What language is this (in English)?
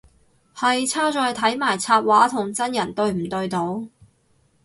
Cantonese